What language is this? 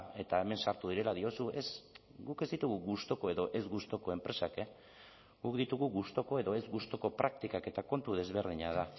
Basque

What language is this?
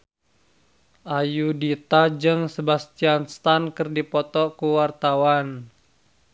Sundanese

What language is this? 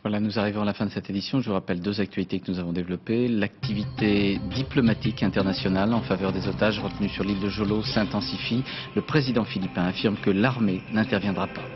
French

